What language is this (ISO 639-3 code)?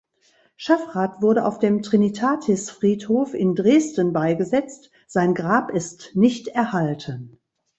deu